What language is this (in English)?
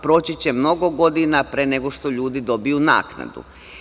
Serbian